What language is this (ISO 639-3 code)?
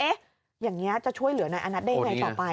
tha